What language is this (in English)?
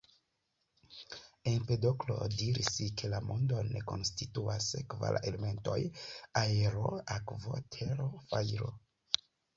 Esperanto